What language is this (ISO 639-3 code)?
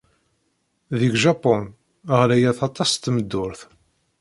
kab